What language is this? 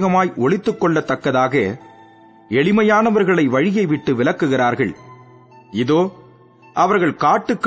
Tamil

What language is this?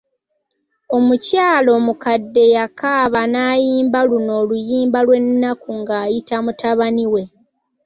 Ganda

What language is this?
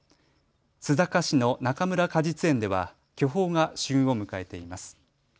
Japanese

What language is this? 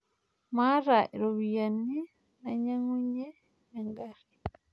Masai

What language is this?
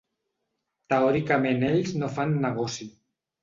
Catalan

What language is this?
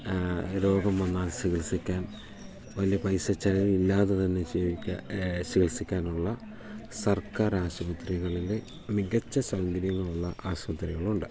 Malayalam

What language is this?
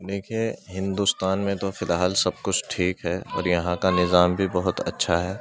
Urdu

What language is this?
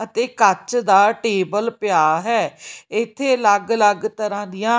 Punjabi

